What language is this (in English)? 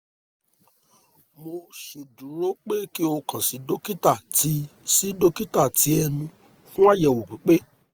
Yoruba